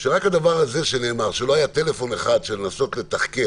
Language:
Hebrew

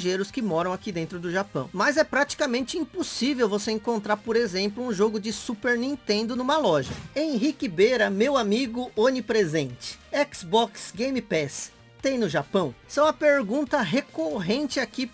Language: Portuguese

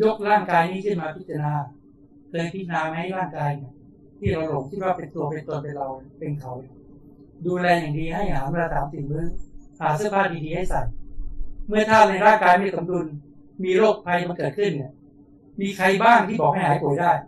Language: Thai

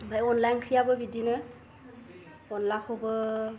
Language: Bodo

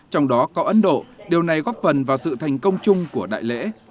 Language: Vietnamese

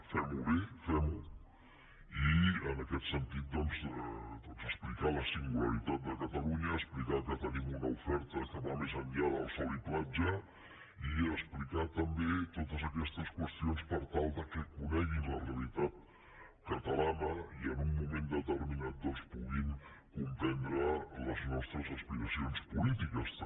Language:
Catalan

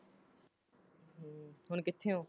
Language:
Punjabi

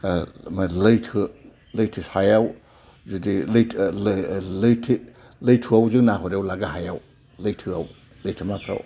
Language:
Bodo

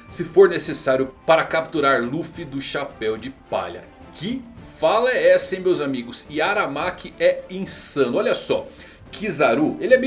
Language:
Portuguese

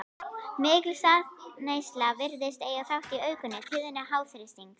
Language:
Icelandic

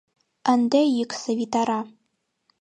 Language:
Mari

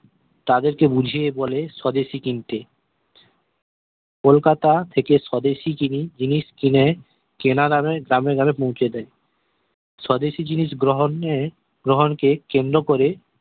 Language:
Bangla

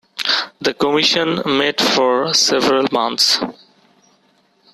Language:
English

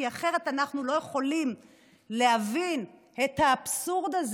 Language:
Hebrew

